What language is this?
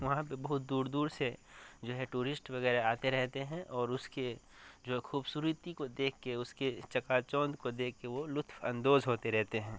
Urdu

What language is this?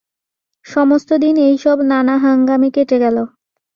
Bangla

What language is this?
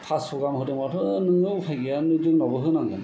Bodo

